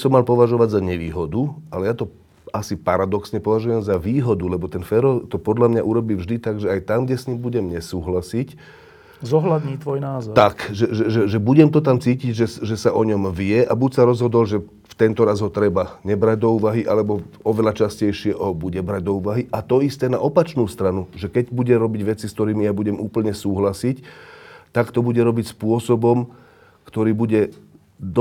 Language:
Slovak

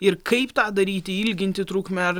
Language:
Lithuanian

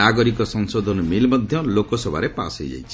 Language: Odia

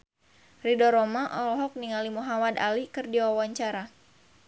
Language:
Sundanese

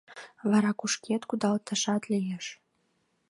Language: Mari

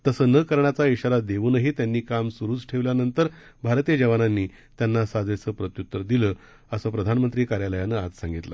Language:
Marathi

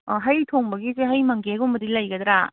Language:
Manipuri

